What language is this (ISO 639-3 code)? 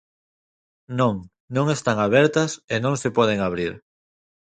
glg